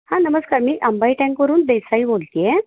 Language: Marathi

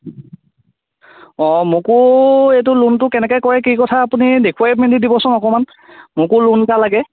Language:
Assamese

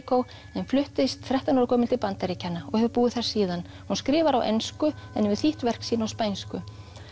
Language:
Icelandic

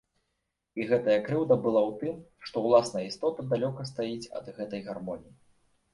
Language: Belarusian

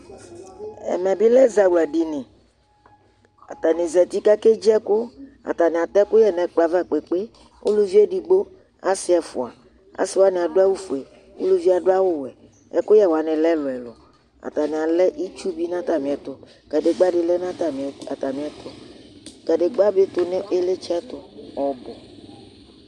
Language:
Ikposo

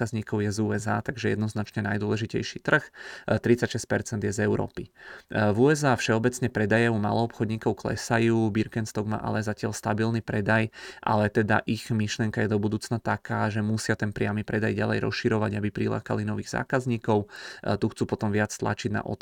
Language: Czech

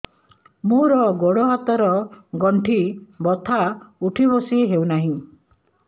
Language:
Odia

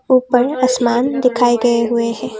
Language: Hindi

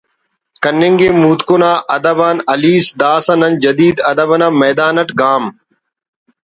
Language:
Brahui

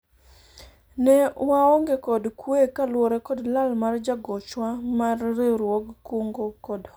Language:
Luo (Kenya and Tanzania)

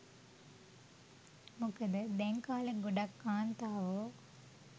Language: Sinhala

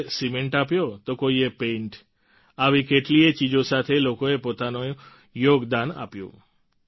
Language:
Gujarati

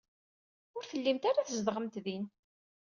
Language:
Kabyle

